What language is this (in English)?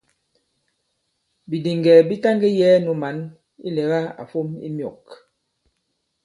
Bankon